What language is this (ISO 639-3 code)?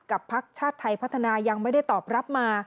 tha